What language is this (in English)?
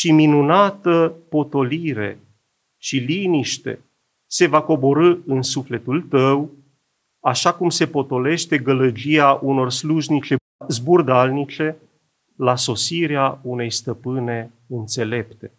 Romanian